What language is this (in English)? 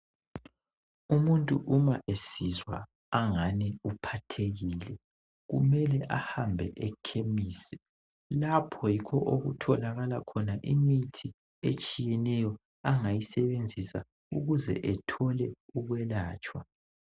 North Ndebele